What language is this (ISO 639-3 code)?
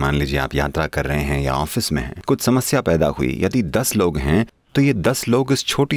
hin